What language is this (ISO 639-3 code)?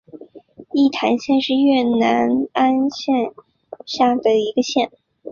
zho